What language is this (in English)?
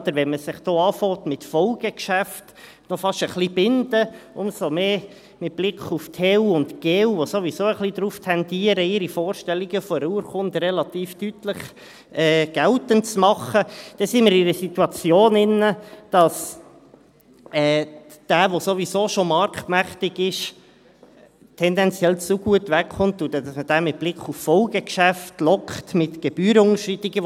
Swiss German